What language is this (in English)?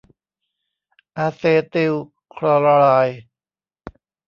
Thai